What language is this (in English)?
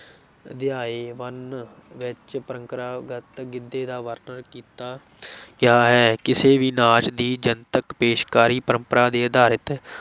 Punjabi